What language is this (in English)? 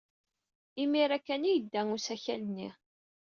Kabyle